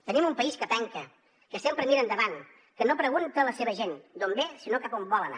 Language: Catalan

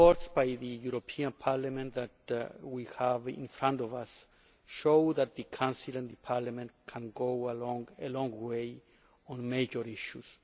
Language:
English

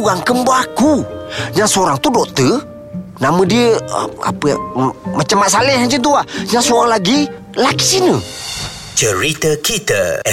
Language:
Malay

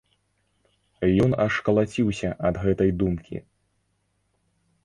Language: Belarusian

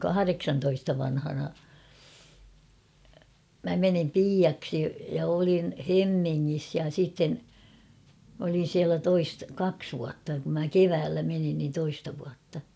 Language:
Finnish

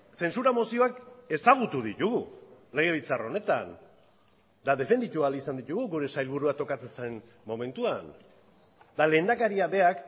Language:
Basque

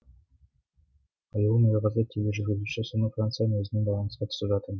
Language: Kazakh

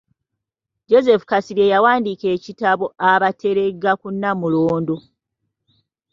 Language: Ganda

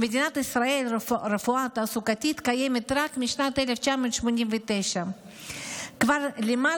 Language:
Hebrew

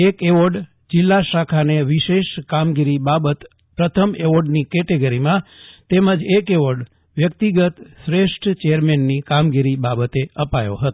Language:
Gujarati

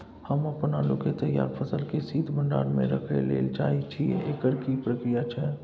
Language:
Maithili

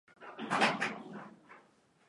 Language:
Swahili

